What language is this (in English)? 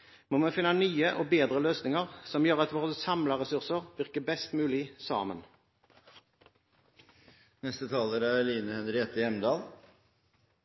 Norwegian Bokmål